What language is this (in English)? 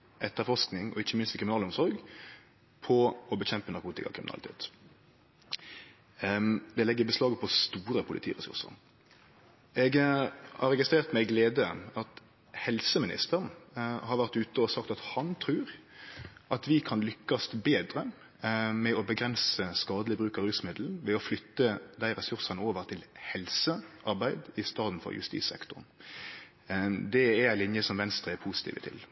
Norwegian Nynorsk